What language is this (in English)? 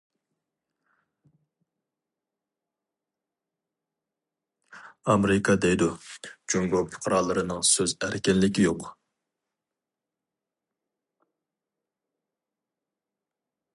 Uyghur